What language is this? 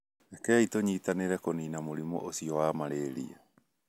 Kikuyu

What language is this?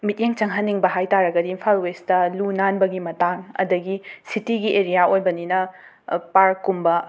Manipuri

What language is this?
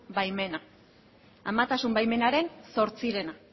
Basque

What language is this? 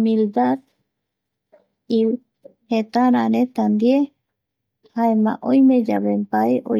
Eastern Bolivian Guaraní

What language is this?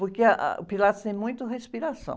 Portuguese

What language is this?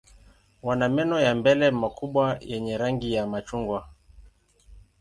Swahili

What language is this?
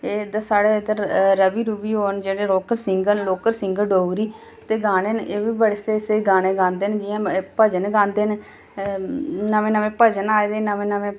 Dogri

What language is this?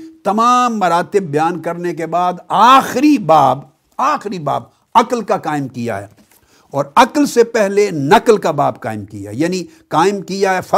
Urdu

